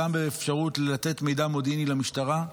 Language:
Hebrew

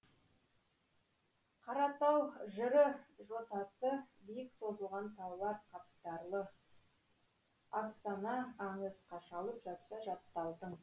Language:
Kazakh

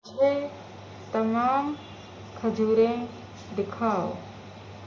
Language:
Urdu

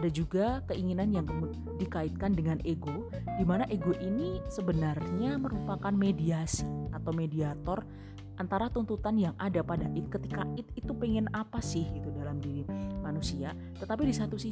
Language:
Indonesian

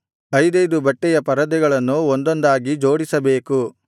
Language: Kannada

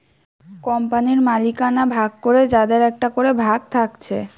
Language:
Bangla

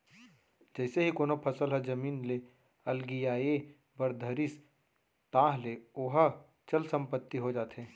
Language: Chhattisgarhi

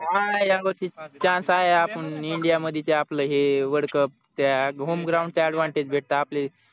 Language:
Marathi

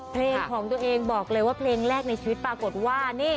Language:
Thai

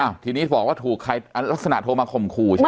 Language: Thai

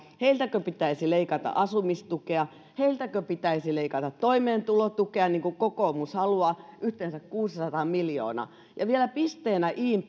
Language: Finnish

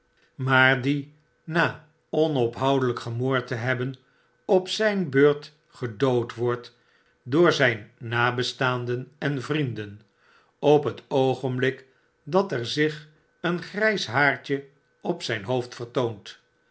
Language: Dutch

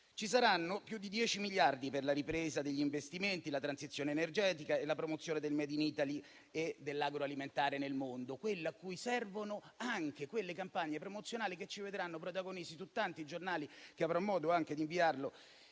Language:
Italian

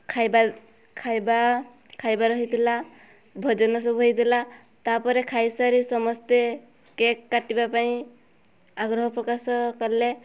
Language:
Odia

